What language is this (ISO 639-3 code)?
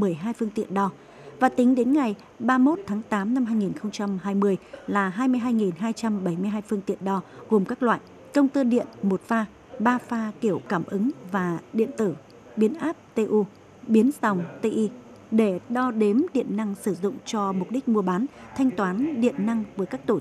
vie